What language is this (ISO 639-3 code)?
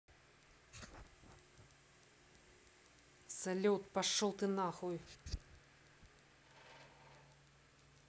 rus